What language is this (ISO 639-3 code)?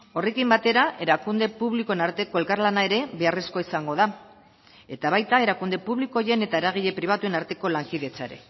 eus